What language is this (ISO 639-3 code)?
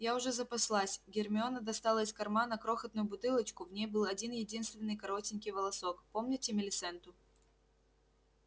rus